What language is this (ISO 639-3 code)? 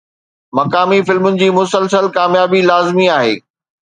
snd